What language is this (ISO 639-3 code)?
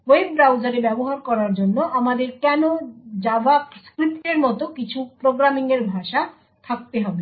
ben